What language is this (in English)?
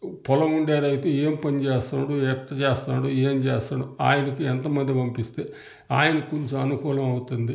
Telugu